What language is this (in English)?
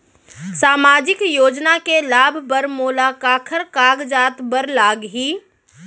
Chhattisgarhi